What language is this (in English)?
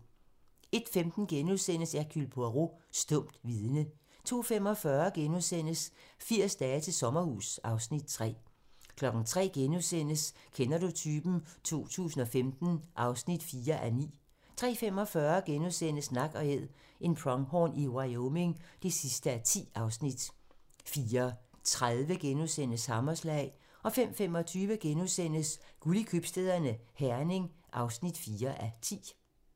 Danish